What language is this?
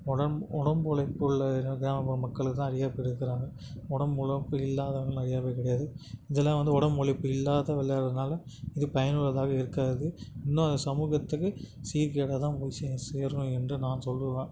Tamil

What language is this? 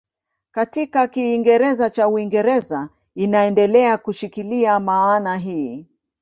Swahili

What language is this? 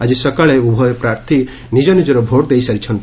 Odia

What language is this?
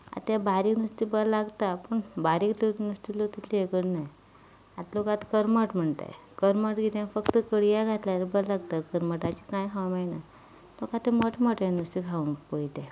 Konkani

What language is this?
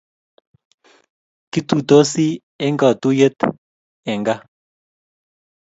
Kalenjin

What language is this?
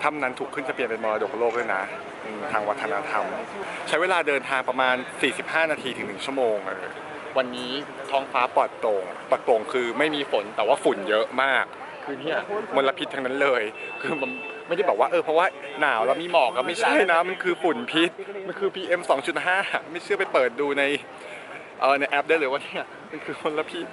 Thai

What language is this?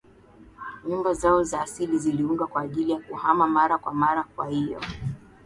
Swahili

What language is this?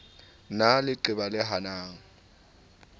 Southern Sotho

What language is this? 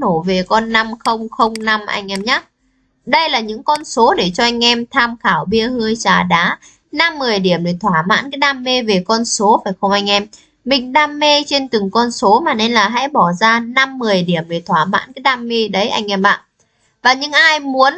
Vietnamese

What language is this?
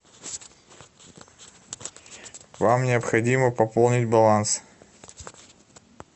Russian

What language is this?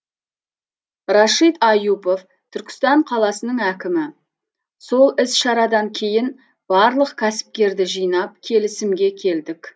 Kazakh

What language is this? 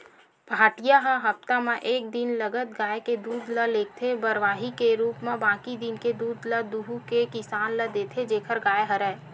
Chhattisgarhi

